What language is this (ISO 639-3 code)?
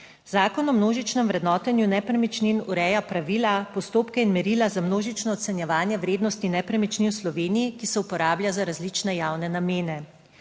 slv